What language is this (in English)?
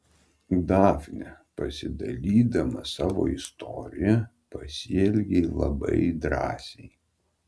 Lithuanian